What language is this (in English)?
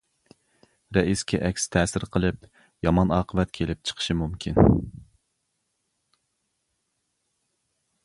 Uyghur